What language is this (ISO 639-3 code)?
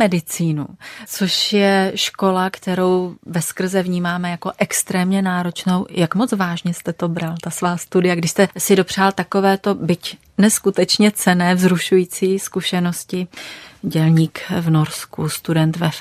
ces